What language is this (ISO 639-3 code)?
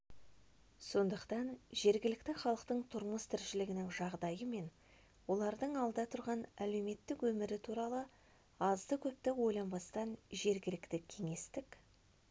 kaz